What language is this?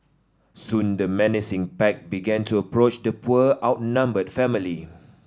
English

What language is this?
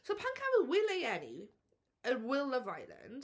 Welsh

